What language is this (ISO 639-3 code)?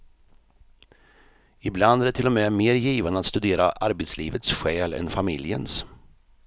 swe